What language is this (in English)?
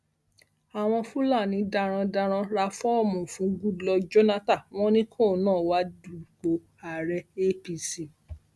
Yoruba